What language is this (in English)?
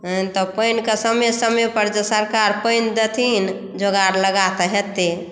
Maithili